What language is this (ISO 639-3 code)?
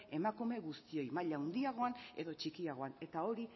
eus